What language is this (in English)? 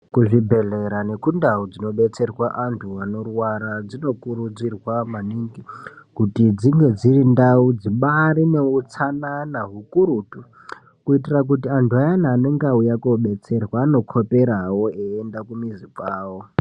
Ndau